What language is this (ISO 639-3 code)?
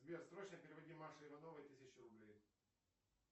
rus